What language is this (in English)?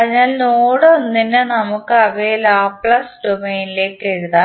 Malayalam